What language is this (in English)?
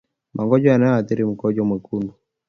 Swahili